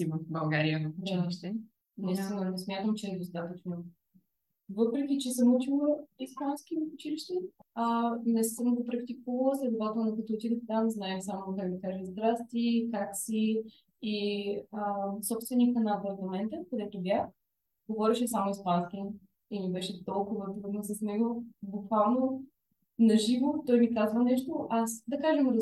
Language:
Bulgarian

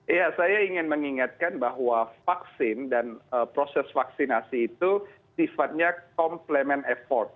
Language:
Indonesian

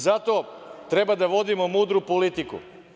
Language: Serbian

